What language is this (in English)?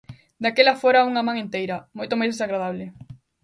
Galician